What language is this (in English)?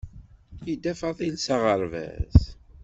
Kabyle